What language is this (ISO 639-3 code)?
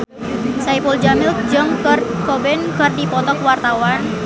sun